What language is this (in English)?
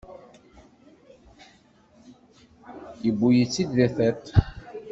Kabyle